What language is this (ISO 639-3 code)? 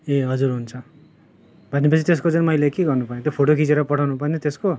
nep